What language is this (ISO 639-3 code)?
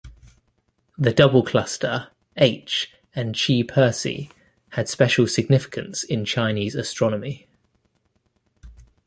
eng